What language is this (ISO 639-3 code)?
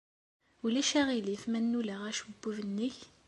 kab